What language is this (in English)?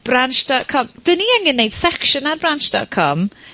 Welsh